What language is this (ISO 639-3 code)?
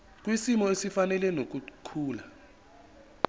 zul